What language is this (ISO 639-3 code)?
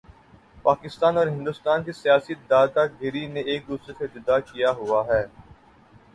urd